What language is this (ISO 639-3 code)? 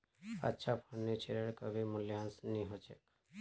mag